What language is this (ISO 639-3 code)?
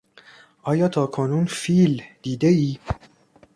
fas